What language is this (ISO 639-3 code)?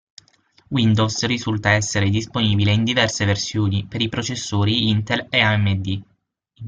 ita